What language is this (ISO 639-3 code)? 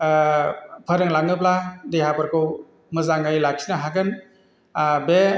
brx